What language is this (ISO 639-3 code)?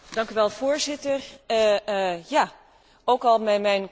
nld